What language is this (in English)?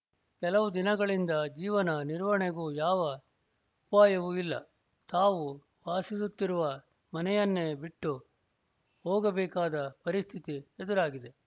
Kannada